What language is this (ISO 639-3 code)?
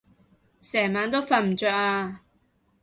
yue